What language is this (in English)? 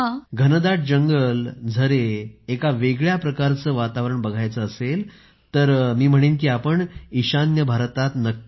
Marathi